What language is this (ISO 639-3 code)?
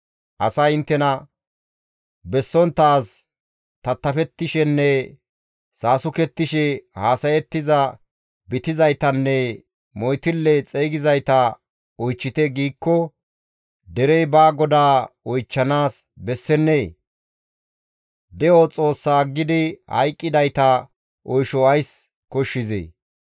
gmv